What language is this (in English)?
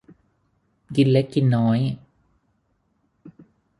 Thai